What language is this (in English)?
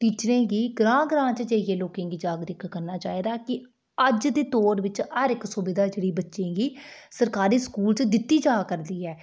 Dogri